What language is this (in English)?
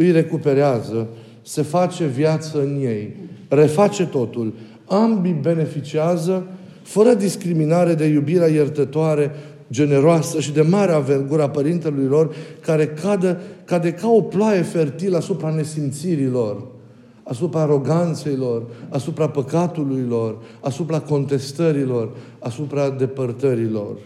Romanian